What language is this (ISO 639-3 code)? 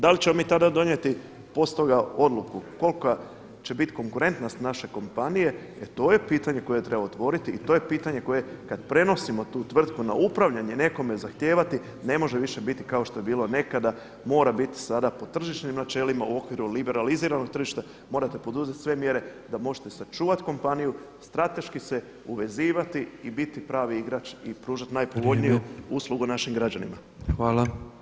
hrv